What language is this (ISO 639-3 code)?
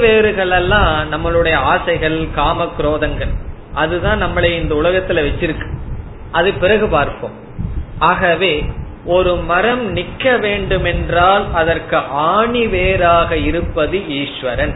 tam